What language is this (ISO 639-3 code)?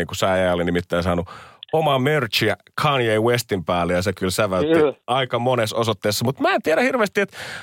fin